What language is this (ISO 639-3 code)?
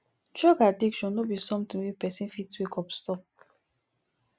pcm